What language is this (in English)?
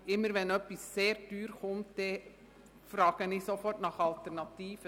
Swiss German